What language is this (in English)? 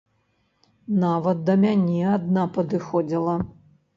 Belarusian